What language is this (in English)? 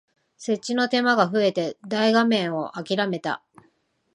Japanese